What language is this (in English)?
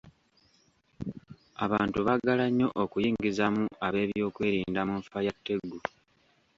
Ganda